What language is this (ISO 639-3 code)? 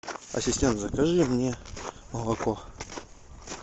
rus